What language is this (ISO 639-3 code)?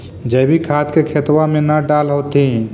mag